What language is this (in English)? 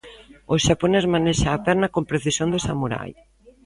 Galician